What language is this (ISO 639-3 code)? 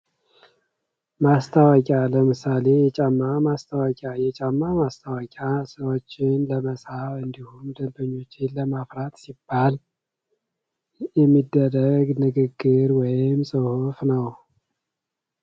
amh